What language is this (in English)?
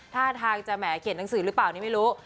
Thai